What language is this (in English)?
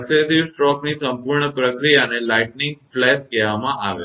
Gujarati